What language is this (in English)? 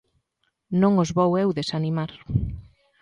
Galician